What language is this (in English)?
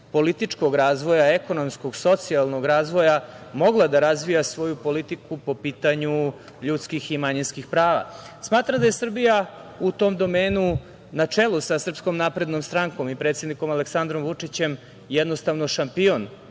Serbian